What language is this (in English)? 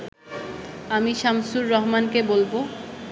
Bangla